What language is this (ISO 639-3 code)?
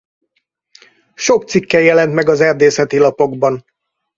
hun